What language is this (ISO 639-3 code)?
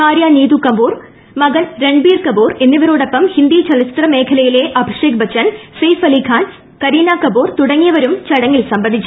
mal